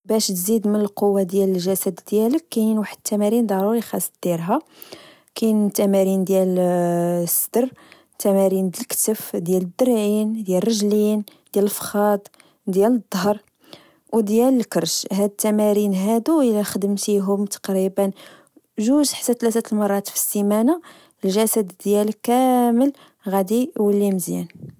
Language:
Moroccan Arabic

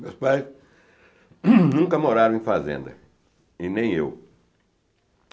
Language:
Portuguese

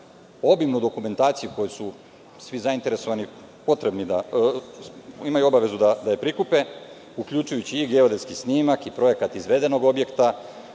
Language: Serbian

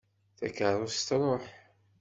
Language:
Kabyle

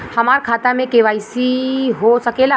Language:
Bhojpuri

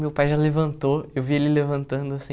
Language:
Portuguese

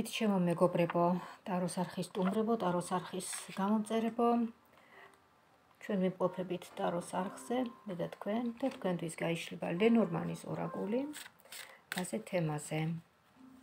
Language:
Romanian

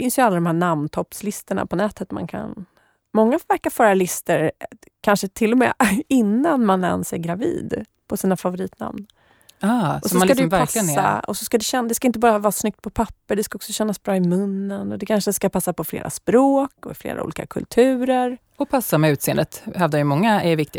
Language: Swedish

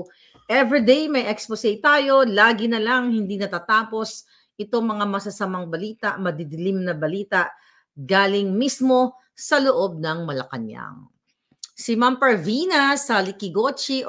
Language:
Filipino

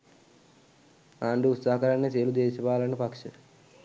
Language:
Sinhala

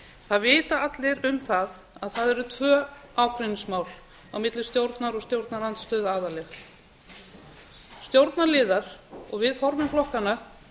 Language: Icelandic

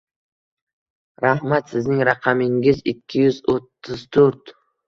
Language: Uzbek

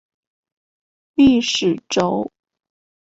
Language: Chinese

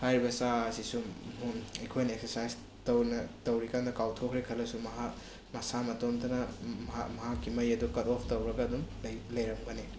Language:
Manipuri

